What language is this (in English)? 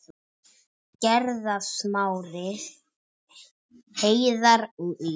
Icelandic